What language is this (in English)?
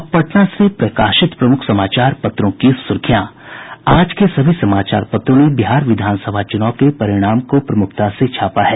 Hindi